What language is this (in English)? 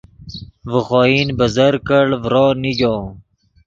Yidgha